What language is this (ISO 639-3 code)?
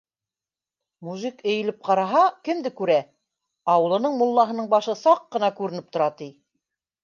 bak